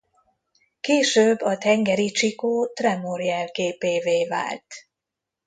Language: Hungarian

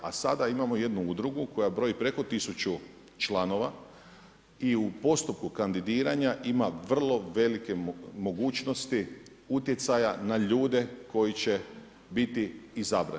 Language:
Croatian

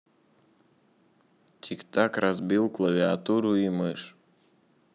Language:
Russian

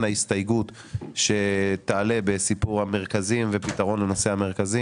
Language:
Hebrew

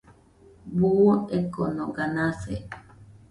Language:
Nüpode Huitoto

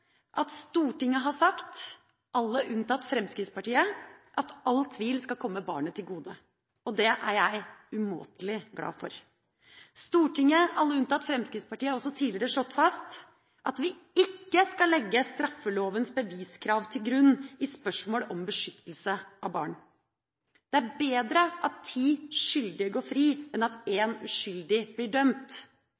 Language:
Norwegian Bokmål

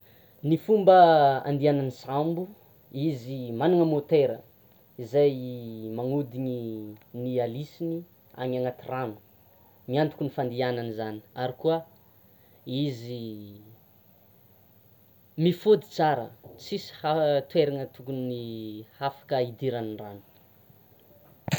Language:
Tsimihety Malagasy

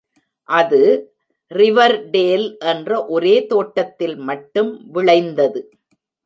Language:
Tamil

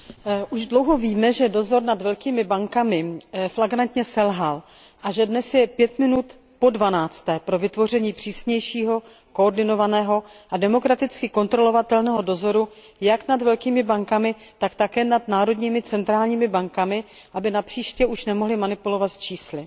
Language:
Czech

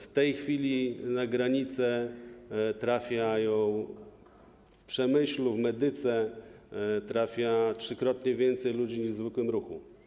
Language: Polish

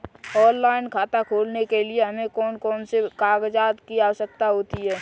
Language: Hindi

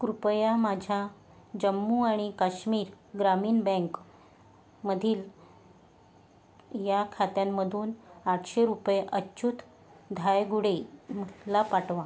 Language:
Marathi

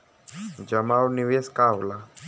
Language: Bhojpuri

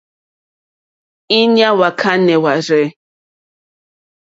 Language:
Mokpwe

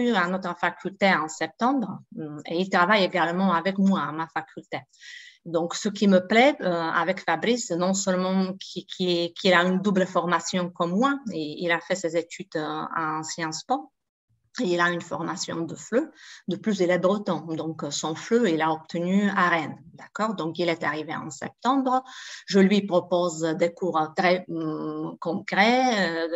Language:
French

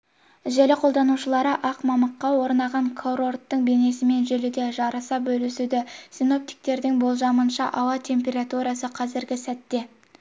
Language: Kazakh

